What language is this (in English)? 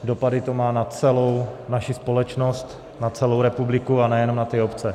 Czech